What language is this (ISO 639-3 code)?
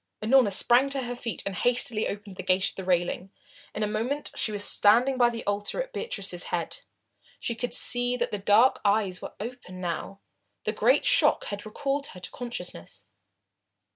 eng